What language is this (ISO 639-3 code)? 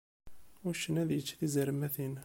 kab